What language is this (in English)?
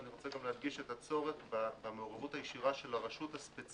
Hebrew